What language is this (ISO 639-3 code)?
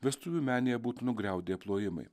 lit